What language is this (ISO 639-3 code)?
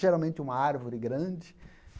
por